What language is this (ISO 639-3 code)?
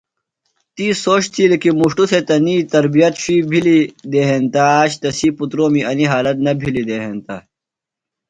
phl